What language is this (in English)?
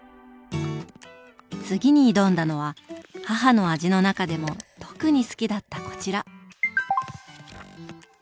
Japanese